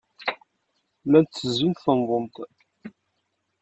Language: Kabyle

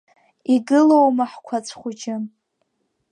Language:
Abkhazian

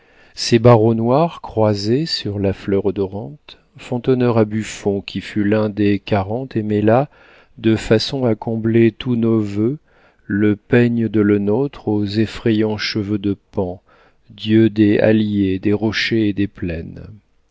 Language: French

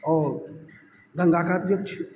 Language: Maithili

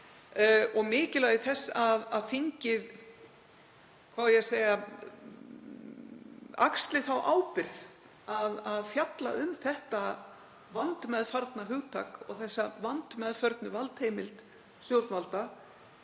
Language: Icelandic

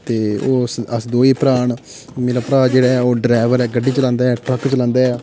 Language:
Dogri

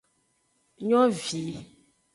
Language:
Aja (Benin)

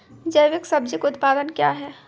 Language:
Maithili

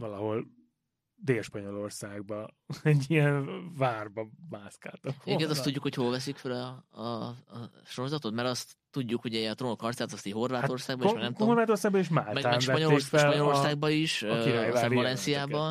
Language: Hungarian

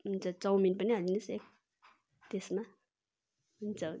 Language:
Nepali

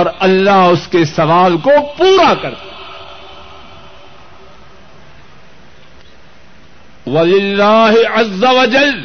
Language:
Urdu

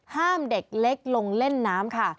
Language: Thai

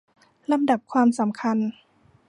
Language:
Thai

